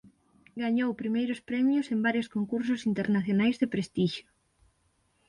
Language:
Galician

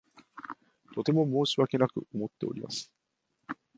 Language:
Japanese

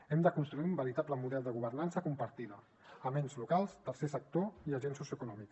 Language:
Catalan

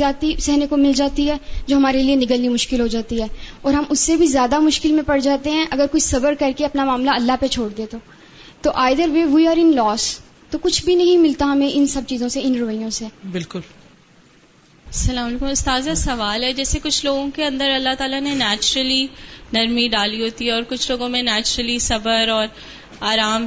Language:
Urdu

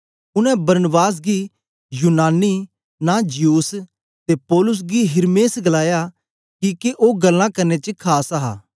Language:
Dogri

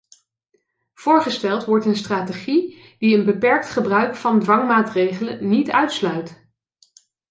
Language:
Dutch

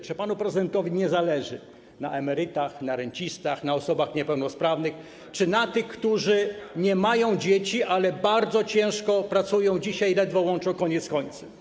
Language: Polish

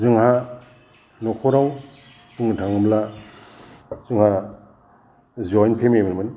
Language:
Bodo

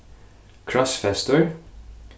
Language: Faroese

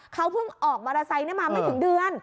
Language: Thai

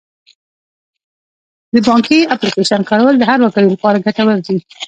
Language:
Pashto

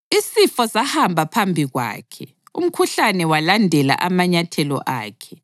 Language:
North Ndebele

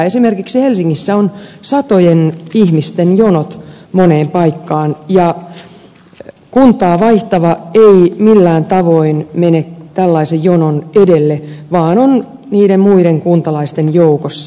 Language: Finnish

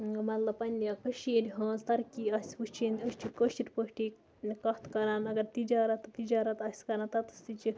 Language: Kashmiri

